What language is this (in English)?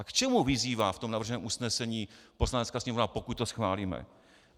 Czech